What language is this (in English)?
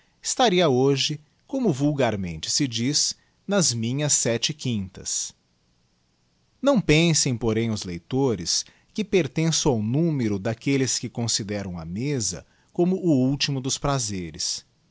Portuguese